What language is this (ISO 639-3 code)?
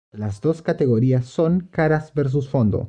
spa